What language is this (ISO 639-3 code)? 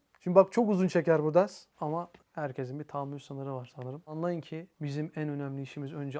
tur